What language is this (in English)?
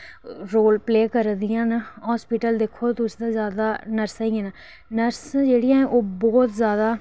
Dogri